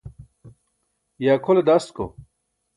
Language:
Burushaski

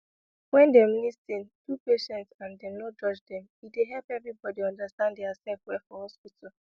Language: Nigerian Pidgin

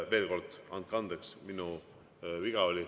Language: Estonian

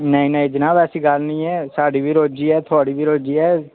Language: Dogri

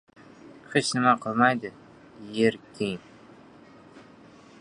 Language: Uzbek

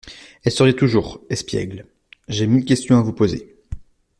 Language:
French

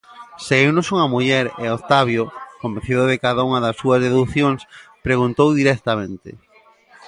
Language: Galician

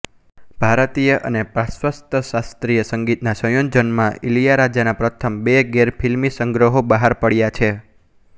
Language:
Gujarati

